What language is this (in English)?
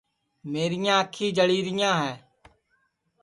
Sansi